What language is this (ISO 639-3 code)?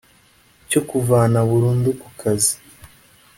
kin